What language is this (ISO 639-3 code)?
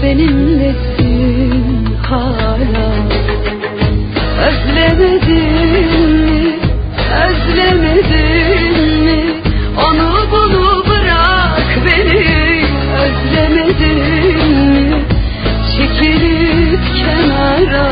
tur